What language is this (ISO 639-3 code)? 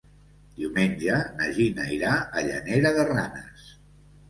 cat